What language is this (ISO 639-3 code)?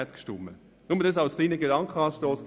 gsw